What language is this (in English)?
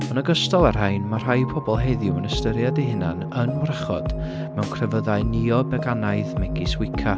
Welsh